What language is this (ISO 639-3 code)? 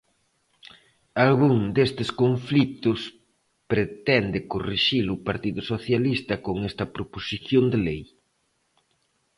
glg